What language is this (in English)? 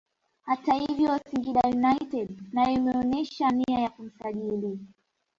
Swahili